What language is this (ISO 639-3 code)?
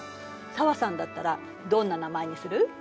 jpn